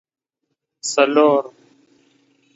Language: Pashto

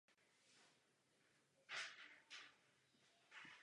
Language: Czech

